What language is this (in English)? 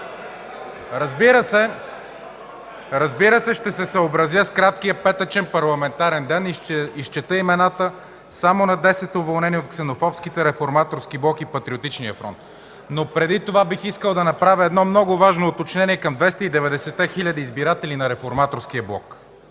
Bulgarian